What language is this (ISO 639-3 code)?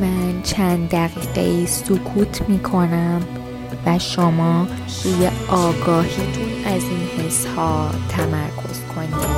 fas